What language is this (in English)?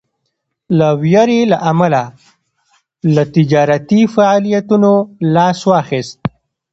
Pashto